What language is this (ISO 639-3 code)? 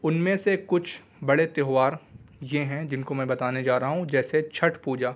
urd